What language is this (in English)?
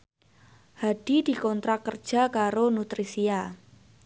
Javanese